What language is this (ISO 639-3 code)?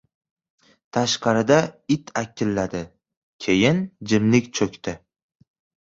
uzb